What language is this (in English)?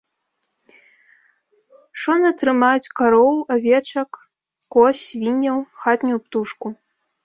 Belarusian